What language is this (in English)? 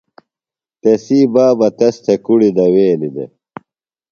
Phalura